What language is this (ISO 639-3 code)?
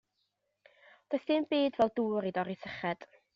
cym